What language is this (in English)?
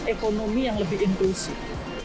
Indonesian